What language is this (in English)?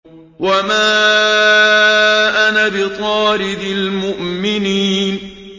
Arabic